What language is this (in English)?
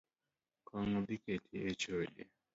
Luo (Kenya and Tanzania)